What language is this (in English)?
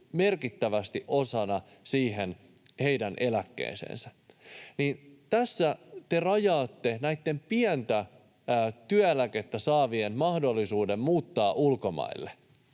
Finnish